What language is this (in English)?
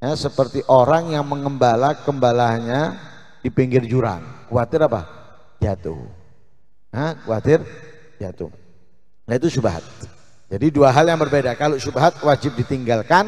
Indonesian